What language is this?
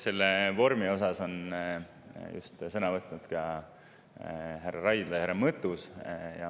Estonian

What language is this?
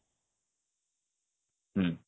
Odia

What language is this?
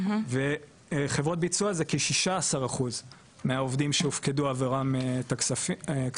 Hebrew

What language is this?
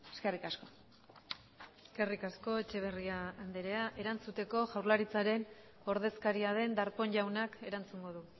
Basque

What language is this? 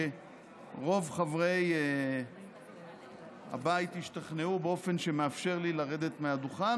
Hebrew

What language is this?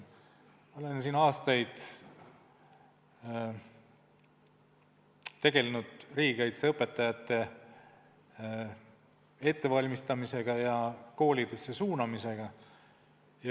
Estonian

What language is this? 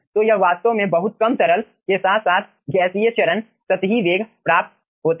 Hindi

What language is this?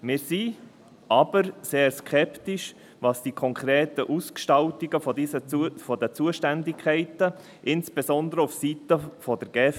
Swiss German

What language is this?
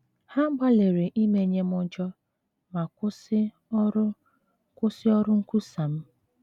Igbo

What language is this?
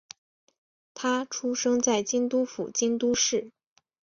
Chinese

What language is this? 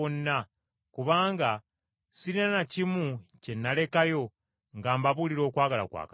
Ganda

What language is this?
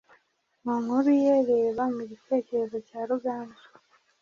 Kinyarwanda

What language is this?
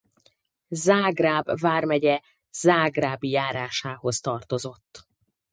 Hungarian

